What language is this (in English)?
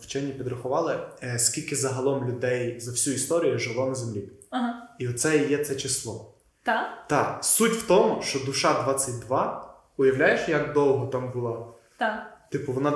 Ukrainian